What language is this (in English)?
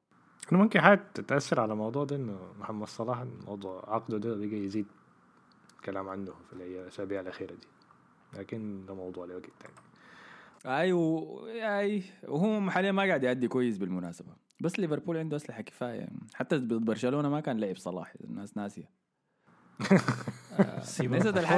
Arabic